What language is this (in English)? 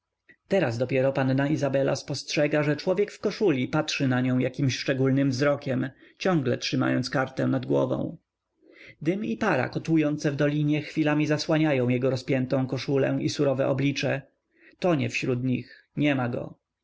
Polish